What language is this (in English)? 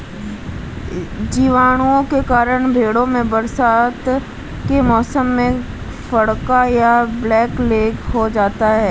Hindi